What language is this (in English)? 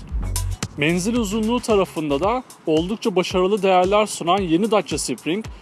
Turkish